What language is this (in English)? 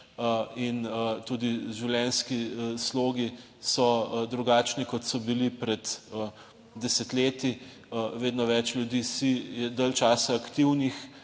Slovenian